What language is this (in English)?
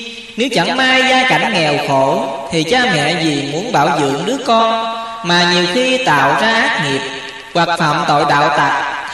Vietnamese